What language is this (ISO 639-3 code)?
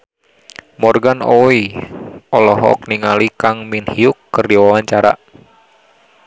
sun